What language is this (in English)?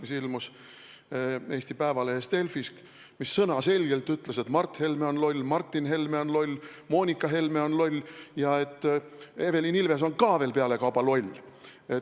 Estonian